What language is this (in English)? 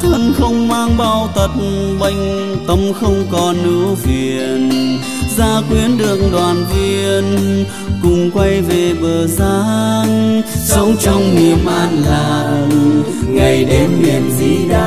Vietnamese